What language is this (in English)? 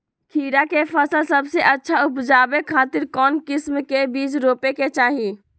Magahi